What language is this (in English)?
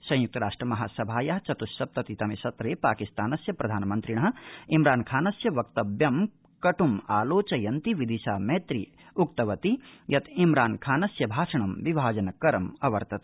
Sanskrit